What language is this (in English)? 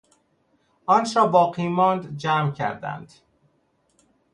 Persian